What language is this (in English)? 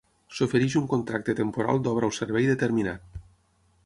Catalan